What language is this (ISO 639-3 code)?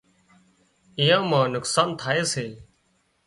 kxp